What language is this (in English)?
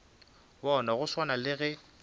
Northern Sotho